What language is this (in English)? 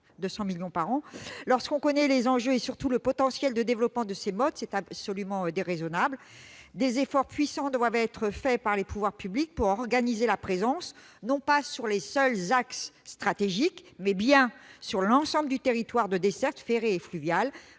French